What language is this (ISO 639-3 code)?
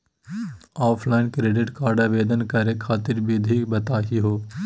mag